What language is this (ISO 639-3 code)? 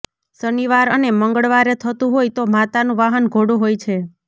guj